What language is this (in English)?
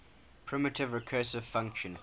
English